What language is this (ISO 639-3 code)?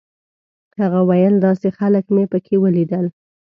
pus